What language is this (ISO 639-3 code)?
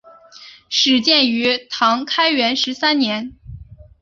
zho